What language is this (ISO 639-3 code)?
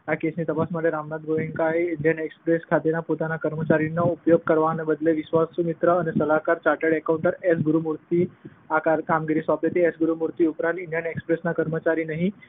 guj